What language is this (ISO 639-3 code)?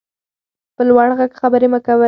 pus